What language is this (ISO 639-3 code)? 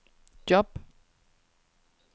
dan